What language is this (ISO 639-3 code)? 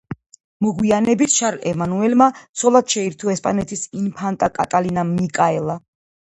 kat